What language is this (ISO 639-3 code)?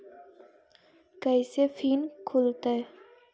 mag